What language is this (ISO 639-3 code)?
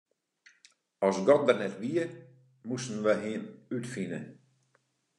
fry